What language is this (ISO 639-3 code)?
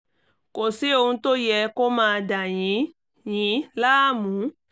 yor